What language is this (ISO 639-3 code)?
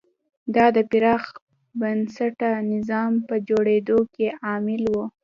pus